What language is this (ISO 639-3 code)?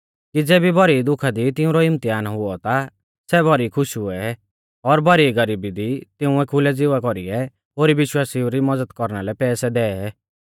bfz